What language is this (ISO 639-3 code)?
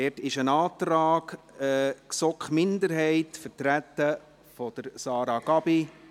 gsw